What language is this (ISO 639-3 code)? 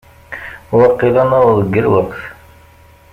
kab